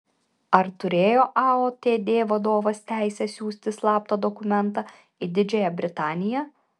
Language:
Lithuanian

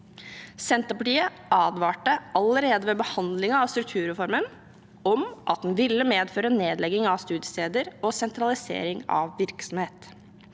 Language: Norwegian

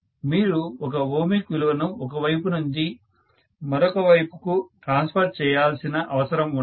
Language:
Telugu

